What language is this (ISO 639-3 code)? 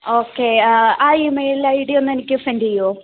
mal